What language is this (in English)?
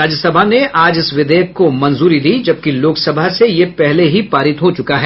Hindi